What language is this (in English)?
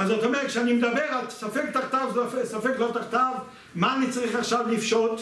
Hebrew